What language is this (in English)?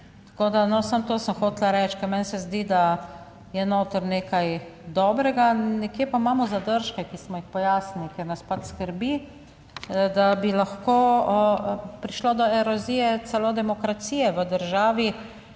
Slovenian